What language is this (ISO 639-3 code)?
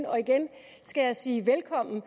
dan